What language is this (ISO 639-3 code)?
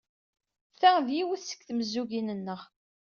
kab